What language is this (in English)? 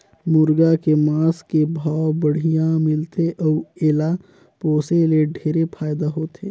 Chhattisgarhi